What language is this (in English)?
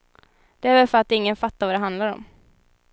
Swedish